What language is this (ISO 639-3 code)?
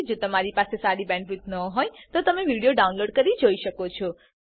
guj